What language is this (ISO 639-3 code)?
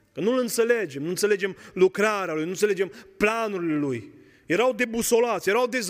ron